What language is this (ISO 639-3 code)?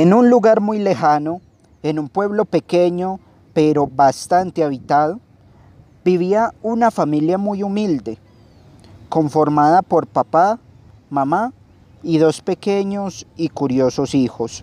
spa